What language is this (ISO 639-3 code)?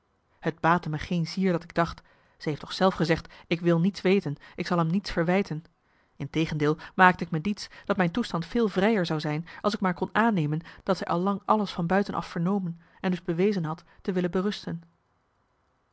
nld